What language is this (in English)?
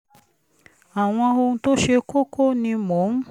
Yoruba